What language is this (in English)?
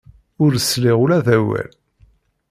Kabyle